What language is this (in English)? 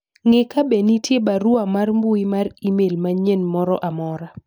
Luo (Kenya and Tanzania)